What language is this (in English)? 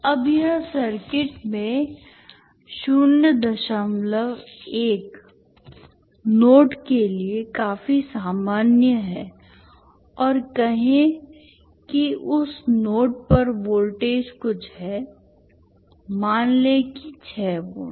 Hindi